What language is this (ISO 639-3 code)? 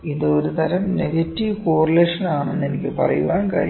mal